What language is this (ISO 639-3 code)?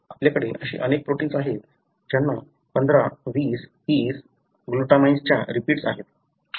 mar